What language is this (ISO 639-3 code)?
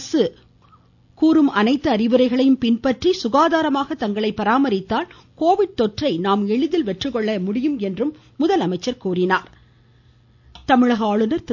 tam